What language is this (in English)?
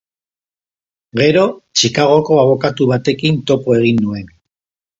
Basque